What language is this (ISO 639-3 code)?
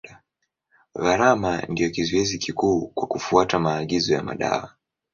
swa